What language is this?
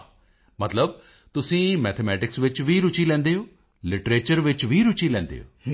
Punjabi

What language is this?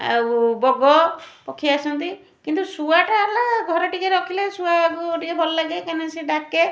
Odia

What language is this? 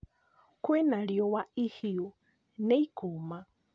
Kikuyu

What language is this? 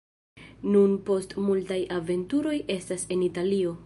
Esperanto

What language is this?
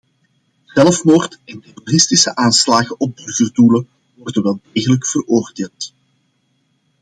Dutch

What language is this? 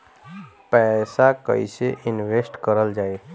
Bhojpuri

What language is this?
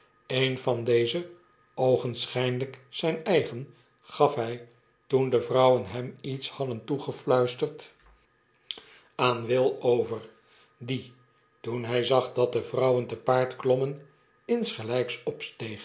Dutch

